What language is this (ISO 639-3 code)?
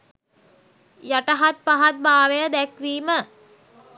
sin